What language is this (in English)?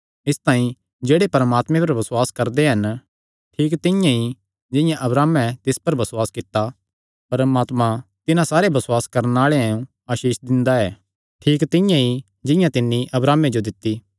Kangri